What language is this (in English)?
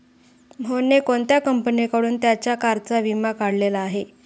Marathi